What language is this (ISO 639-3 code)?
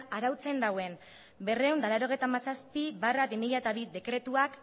eus